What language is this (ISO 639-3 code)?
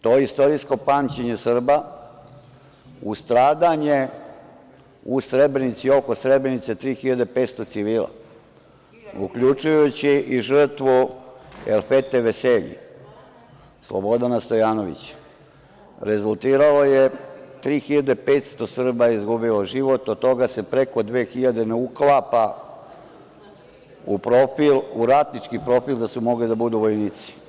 srp